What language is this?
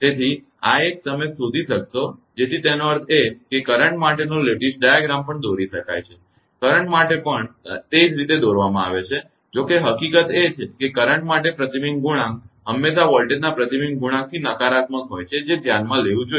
Gujarati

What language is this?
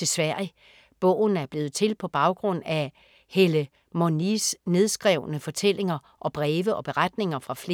Danish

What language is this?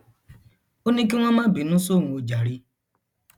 Yoruba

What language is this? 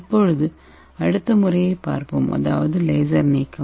Tamil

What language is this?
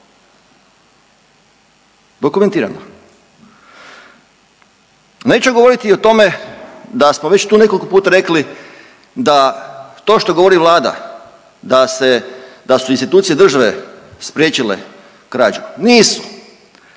Croatian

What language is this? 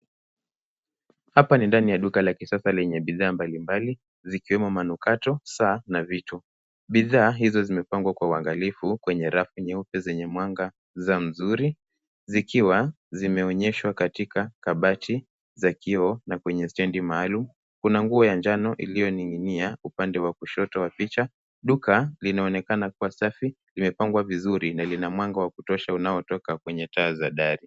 Swahili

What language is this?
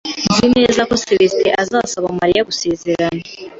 Kinyarwanda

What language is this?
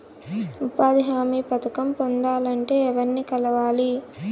Telugu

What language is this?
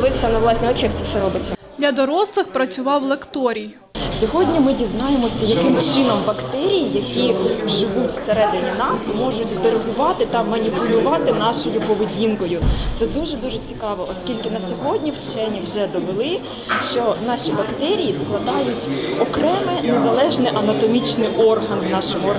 Ukrainian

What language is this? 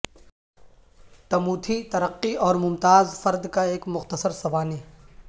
Urdu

